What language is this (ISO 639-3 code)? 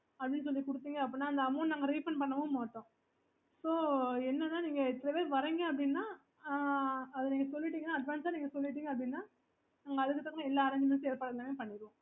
tam